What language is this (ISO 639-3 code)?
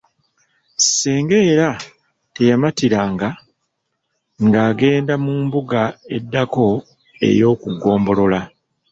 lug